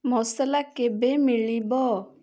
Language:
Odia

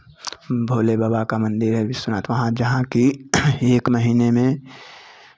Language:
Hindi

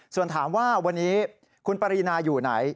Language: Thai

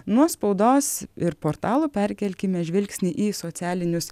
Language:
Lithuanian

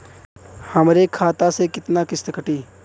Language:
Bhojpuri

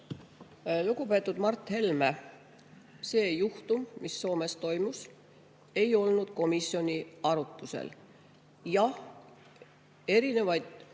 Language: Estonian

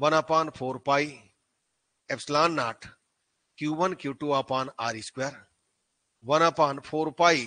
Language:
Hindi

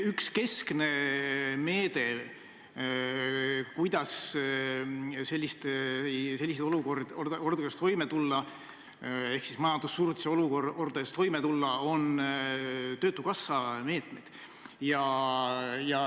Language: Estonian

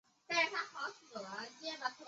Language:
Chinese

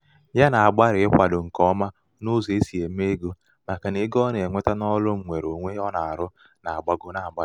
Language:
Igbo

